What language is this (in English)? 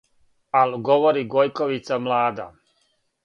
Serbian